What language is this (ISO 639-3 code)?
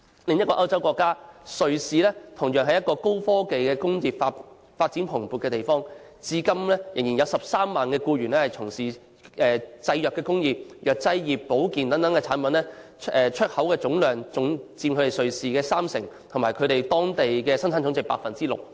yue